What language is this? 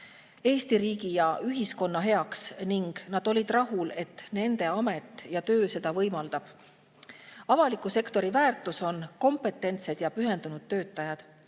Estonian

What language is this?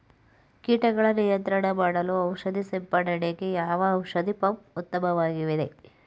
Kannada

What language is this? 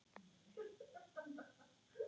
Icelandic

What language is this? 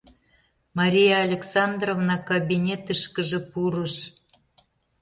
Mari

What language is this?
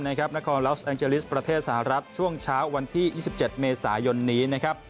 Thai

